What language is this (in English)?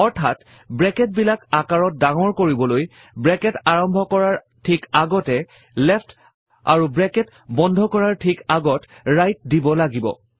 Assamese